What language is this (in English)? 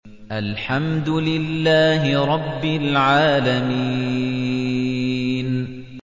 Arabic